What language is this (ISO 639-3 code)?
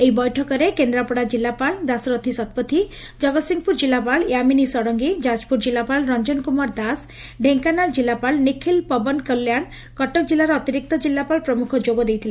ori